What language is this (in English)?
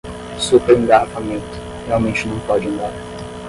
Portuguese